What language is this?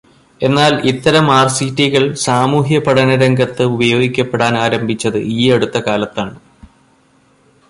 Malayalam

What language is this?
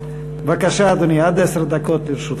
Hebrew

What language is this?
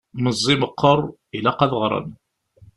Kabyle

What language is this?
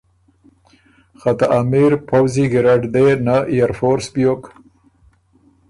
Ormuri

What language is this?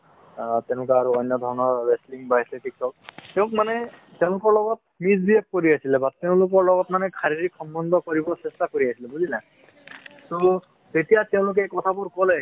Assamese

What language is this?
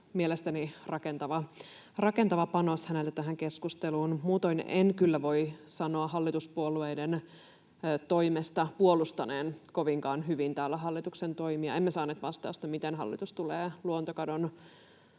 Finnish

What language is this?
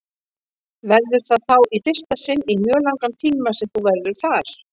Icelandic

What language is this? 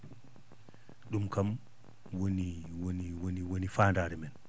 Fula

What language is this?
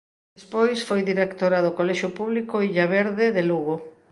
Galician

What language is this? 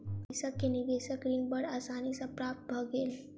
Maithili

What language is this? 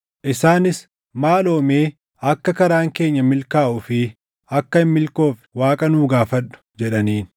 Oromo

